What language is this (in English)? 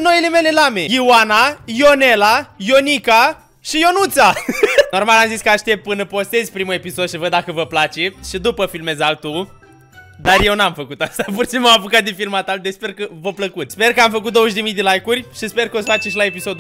Romanian